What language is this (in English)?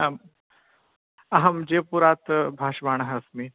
Sanskrit